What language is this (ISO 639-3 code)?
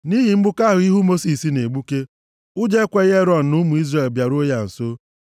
ibo